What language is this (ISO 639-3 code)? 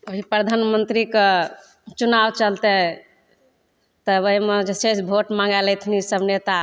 mai